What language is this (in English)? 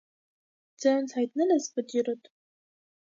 Armenian